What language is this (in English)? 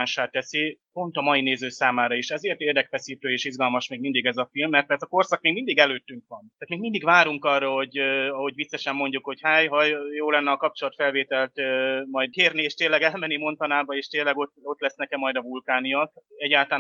Hungarian